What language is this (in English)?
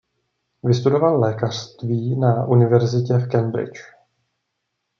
Czech